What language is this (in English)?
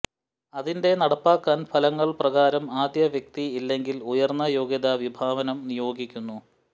Malayalam